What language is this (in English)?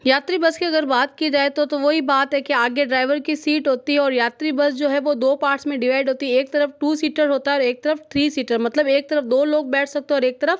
Hindi